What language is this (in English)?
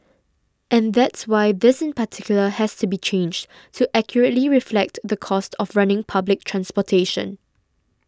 English